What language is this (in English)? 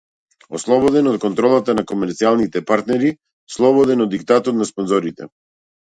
Macedonian